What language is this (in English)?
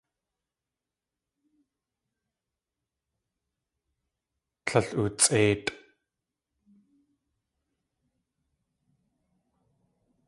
Tlingit